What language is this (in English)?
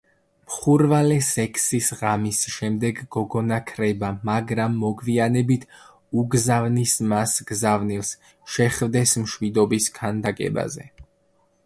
Georgian